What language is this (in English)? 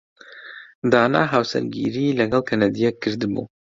Central Kurdish